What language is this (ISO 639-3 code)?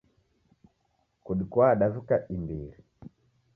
dav